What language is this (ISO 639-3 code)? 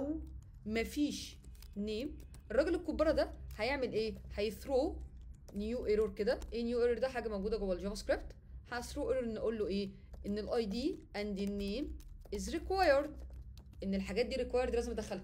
ara